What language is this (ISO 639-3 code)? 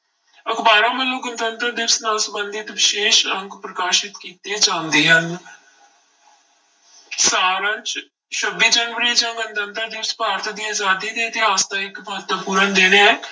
pan